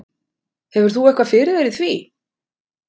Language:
Icelandic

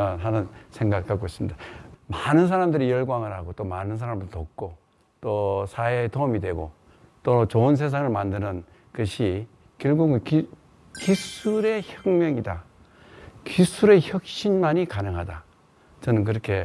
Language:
Korean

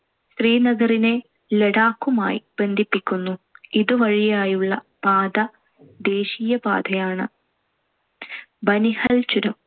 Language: Malayalam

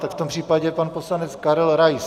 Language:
Czech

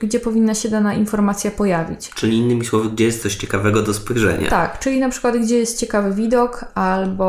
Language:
Polish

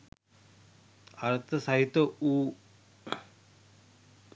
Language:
Sinhala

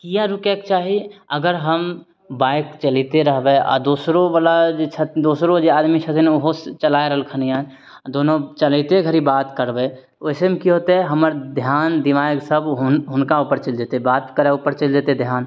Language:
Maithili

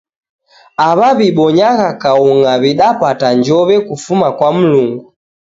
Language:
Taita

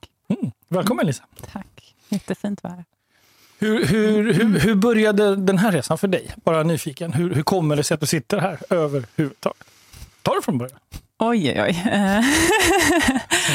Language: Swedish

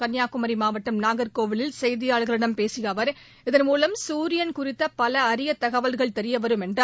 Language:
Tamil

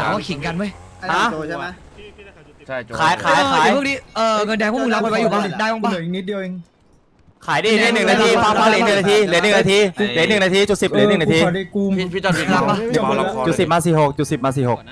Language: Thai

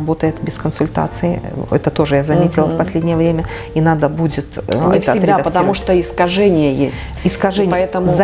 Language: Russian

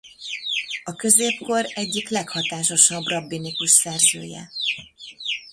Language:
Hungarian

